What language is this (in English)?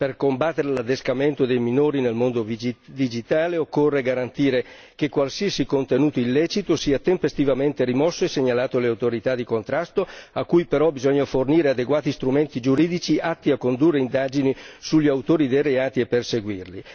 Italian